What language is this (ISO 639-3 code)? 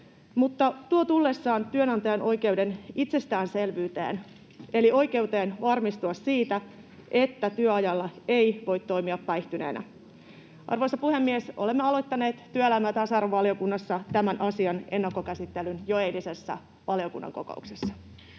fin